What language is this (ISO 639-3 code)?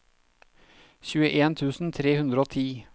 nor